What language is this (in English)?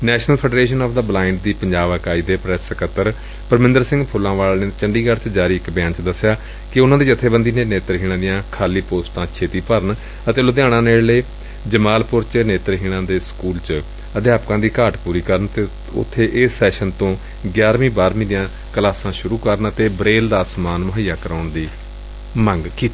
Punjabi